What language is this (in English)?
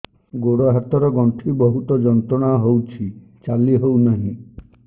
Odia